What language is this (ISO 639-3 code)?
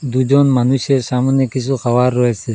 ben